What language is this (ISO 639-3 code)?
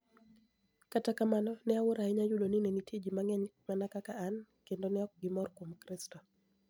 luo